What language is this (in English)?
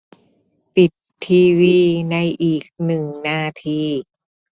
Thai